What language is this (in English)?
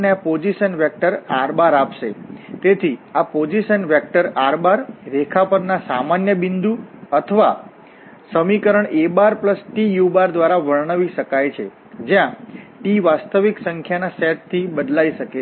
Gujarati